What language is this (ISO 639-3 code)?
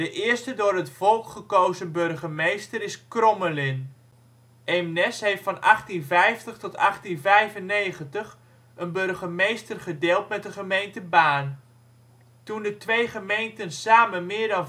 nld